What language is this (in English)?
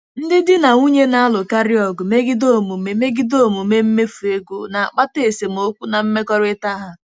Igbo